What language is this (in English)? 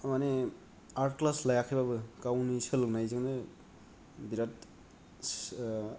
Bodo